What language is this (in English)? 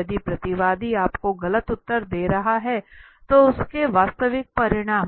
Hindi